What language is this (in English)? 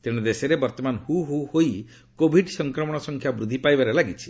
Odia